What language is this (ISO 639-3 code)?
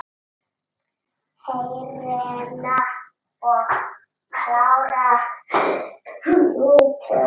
isl